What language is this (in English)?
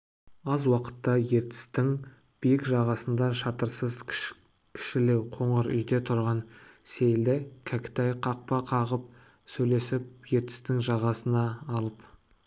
Kazakh